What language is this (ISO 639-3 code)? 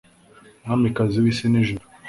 kin